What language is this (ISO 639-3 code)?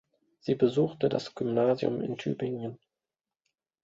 deu